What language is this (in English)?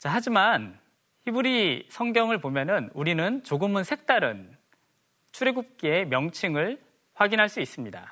Korean